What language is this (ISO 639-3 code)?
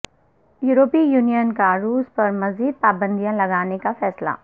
urd